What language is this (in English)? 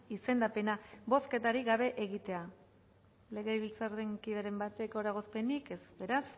Basque